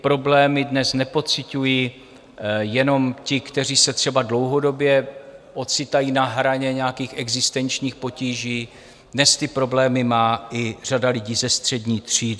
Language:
Czech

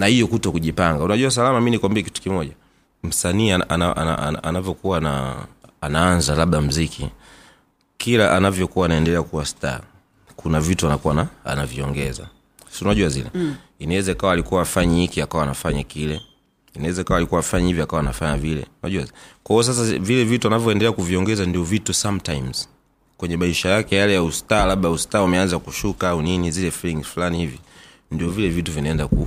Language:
Swahili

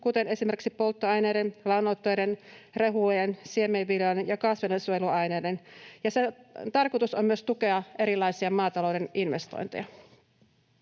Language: Finnish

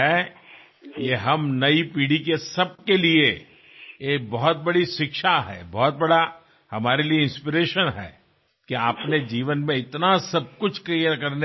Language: Telugu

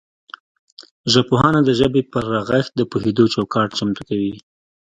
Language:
Pashto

